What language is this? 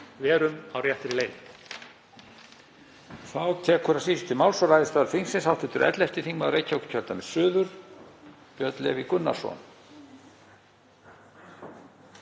Icelandic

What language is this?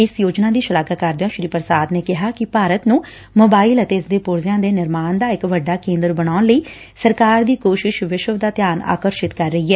Punjabi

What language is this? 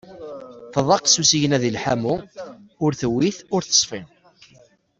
Kabyle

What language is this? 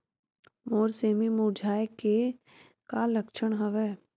Chhattisgarhi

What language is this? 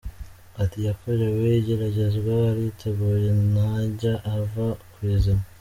Kinyarwanda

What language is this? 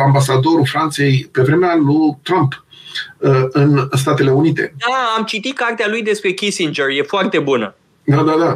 Romanian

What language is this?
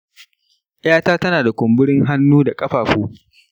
Hausa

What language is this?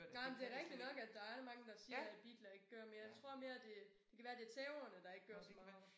Danish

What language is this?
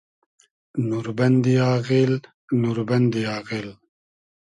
Hazaragi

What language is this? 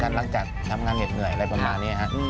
Thai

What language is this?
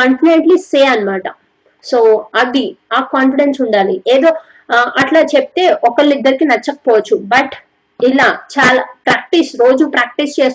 Telugu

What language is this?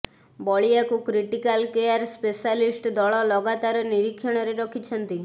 Odia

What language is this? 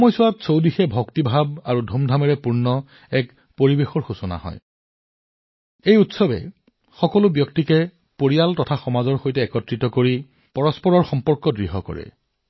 Assamese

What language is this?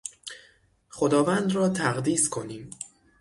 Persian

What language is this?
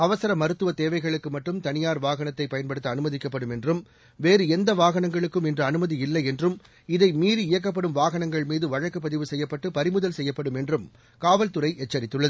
Tamil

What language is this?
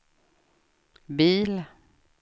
Swedish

